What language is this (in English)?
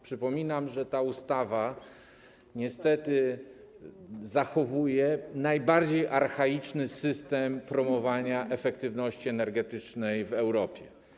Polish